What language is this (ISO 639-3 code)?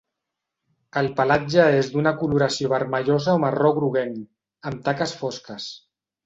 cat